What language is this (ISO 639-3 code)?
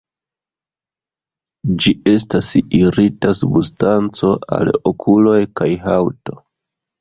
epo